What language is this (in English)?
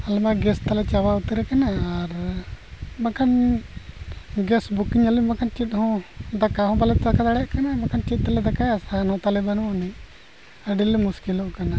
Santali